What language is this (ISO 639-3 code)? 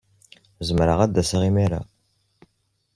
kab